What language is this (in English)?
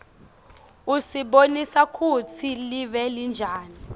Swati